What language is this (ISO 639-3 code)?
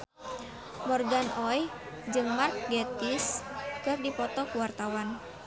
sun